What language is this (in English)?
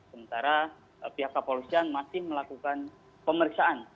Indonesian